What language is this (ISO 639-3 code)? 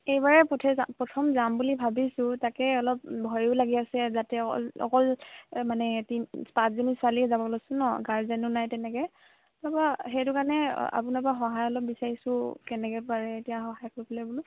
asm